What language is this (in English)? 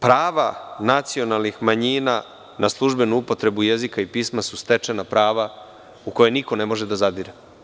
Serbian